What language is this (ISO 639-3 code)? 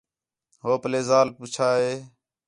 xhe